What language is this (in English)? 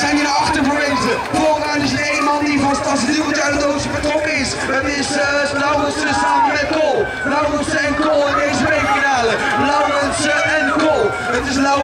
Dutch